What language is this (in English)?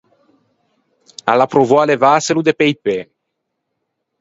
Ligurian